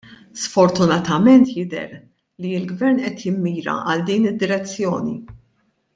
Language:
Maltese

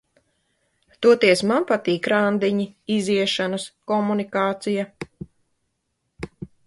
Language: Latvian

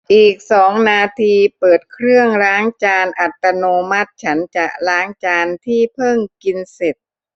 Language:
Thai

